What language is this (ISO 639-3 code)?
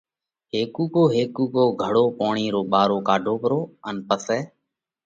kvx